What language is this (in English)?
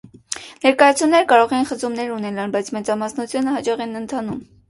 Armenian